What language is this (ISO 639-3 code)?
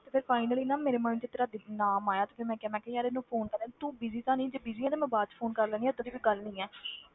pan